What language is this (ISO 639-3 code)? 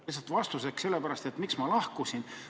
est